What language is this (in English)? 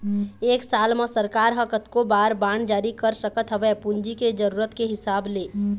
Chhattisgarhi